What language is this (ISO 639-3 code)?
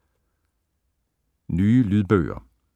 dan